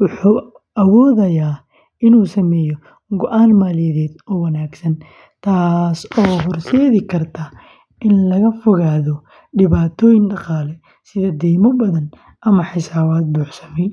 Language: Somali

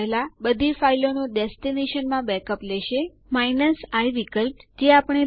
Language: Gujarati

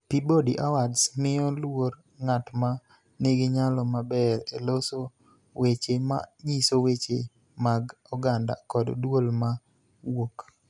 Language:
Luo (Kenya and Tanzania)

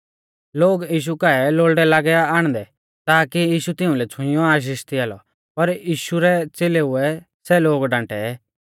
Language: Mahasu Pahari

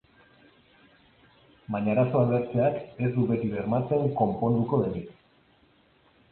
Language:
Basque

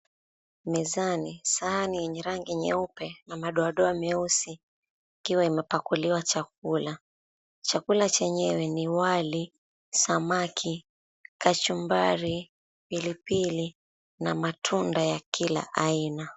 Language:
Swahili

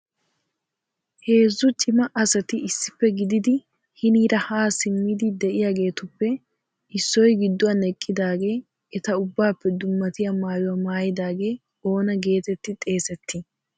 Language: Wolaytta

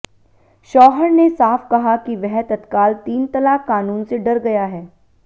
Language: Hindi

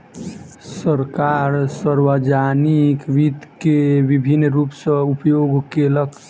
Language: Maithili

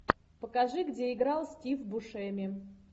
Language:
Russian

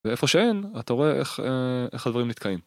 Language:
Hebrew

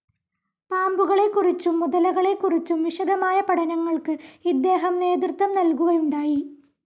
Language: Malayalam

